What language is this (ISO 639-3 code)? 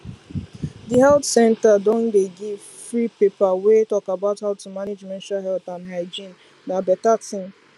pcm